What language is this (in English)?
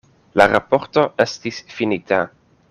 Esperanto